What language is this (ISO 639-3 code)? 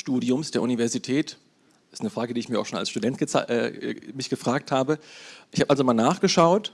deu